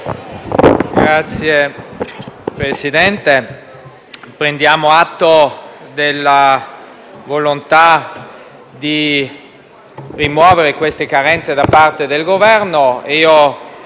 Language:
Italian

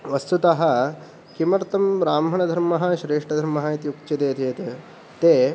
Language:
Sanskrit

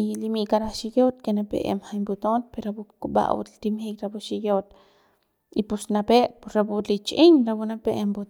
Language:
Central Pame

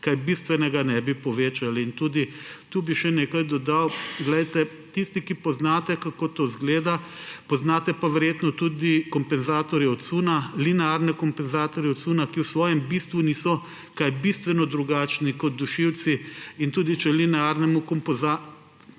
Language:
Slovenian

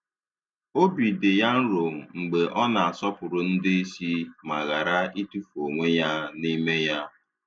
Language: Igbo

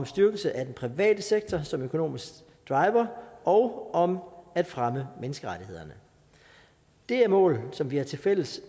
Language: Danish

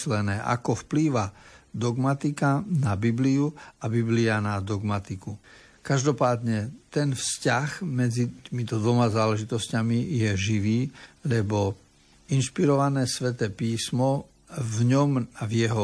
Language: Slovak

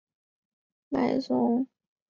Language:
Chinese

